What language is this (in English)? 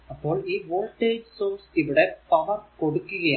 Malayalam